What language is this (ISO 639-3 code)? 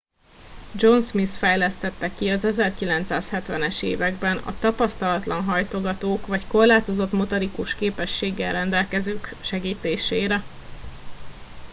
hun